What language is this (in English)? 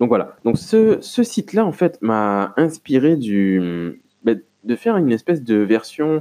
French